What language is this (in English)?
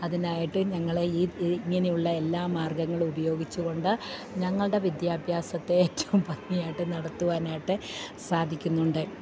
Malayalam